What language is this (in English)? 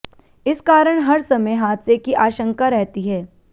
Hindi